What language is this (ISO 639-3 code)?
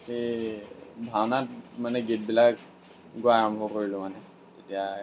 asm